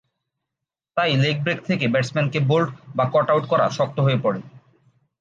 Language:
Bangla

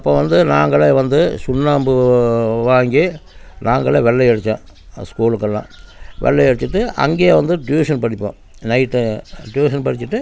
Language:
Tamil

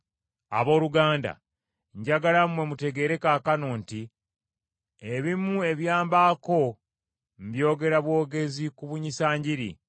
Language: Ganda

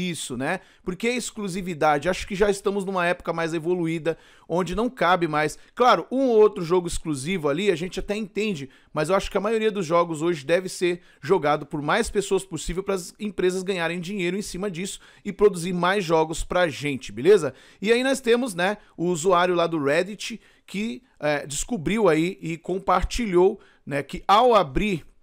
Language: Portuguese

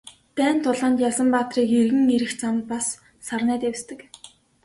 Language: Mongolian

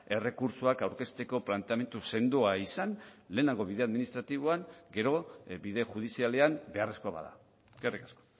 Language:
Basque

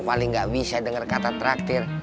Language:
Indonesian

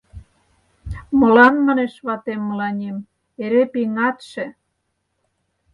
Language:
Mari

